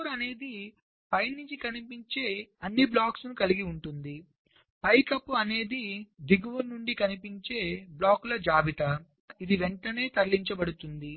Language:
Telugu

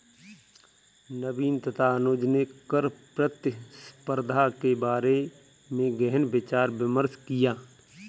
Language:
Hindi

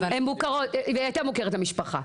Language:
Hebrew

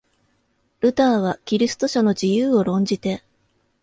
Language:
Japanese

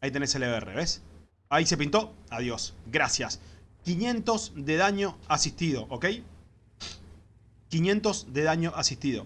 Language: Spanish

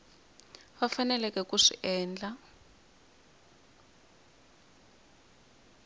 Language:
Tsonga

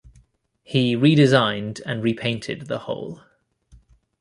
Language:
English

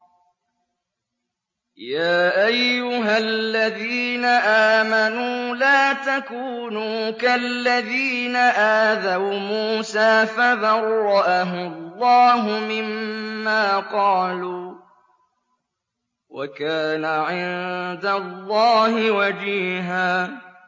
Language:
Arabic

